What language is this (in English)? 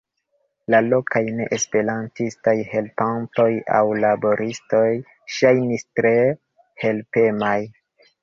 Esperanto